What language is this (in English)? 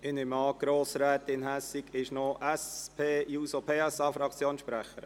Swiss German